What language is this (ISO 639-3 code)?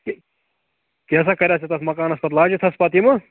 kas